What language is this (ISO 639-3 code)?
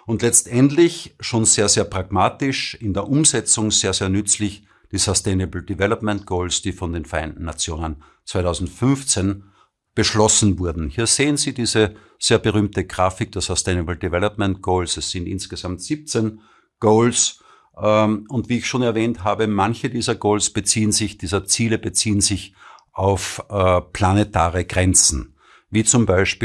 deu